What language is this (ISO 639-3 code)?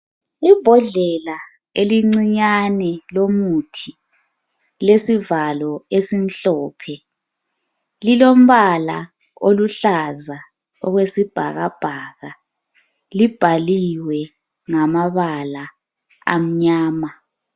nde